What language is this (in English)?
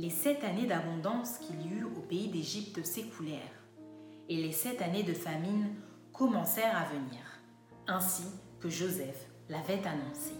French